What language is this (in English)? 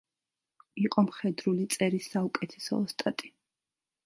Georgian